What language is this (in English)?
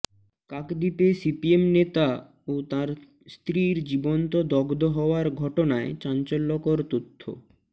Bangla